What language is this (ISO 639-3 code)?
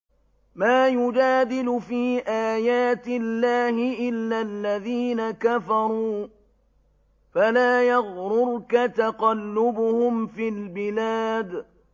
ara